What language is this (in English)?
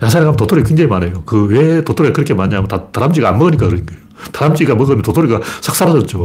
Korean